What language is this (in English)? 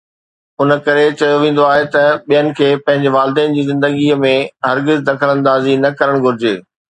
Sindhi